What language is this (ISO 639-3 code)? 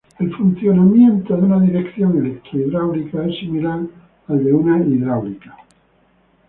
spa